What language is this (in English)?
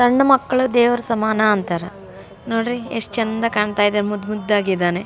Kannada